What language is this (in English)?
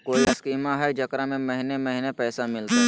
Magahi